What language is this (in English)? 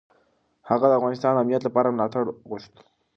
Pashto